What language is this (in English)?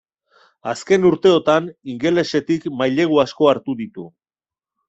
Basque